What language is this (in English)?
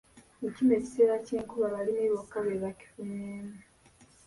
Ganda